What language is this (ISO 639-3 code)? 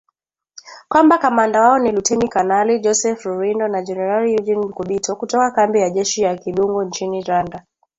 swa